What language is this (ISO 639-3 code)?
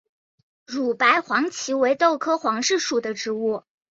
zho